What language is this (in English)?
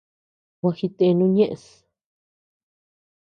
Tepeuxila Cuicatec